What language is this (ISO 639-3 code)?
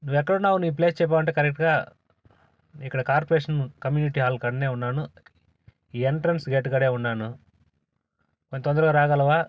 tel